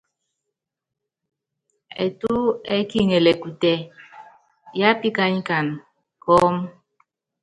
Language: Yangben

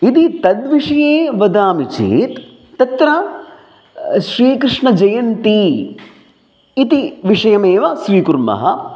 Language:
Sanskrit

